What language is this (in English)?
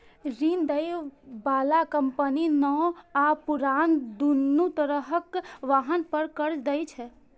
Maithili